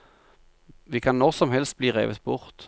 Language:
Norwegian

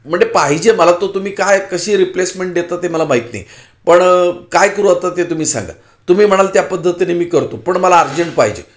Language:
Marathi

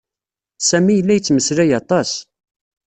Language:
Kabyle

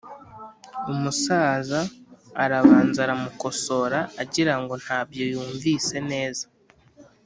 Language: Kinyarwanda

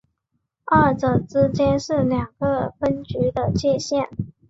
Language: Chinese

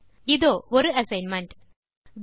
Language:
Tamil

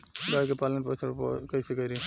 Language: Bhojpuri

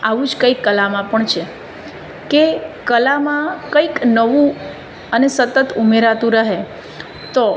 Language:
Gujarati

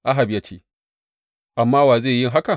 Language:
Hausa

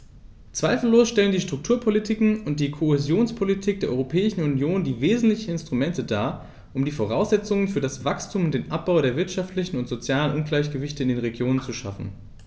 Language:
German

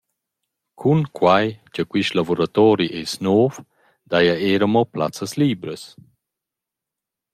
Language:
Romansh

